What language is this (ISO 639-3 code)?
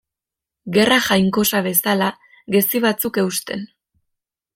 eus